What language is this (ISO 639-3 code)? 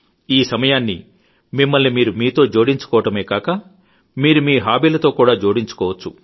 tel